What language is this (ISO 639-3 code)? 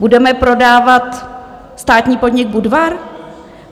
ces